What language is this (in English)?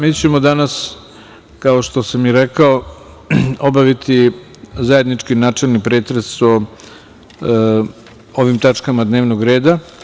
Serbian